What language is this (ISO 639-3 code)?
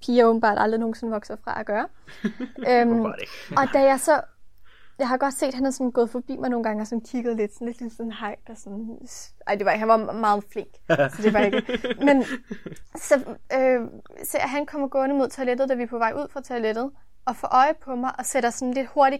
dan